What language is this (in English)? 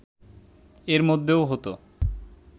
Bangla